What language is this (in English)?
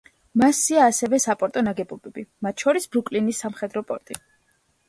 Georgian